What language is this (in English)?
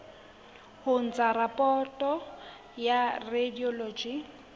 Southern Sotho